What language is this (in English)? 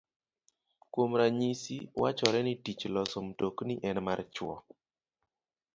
Luo (Kenya and Tanzania)